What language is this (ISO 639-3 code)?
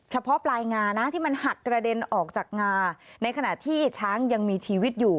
tha